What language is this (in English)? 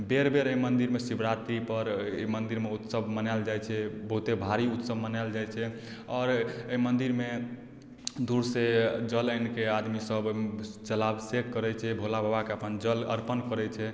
Maithili